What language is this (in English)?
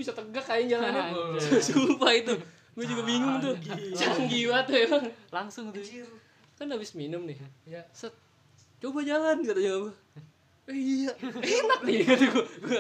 Indonesian